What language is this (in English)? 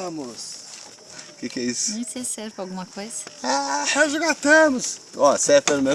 Portuguese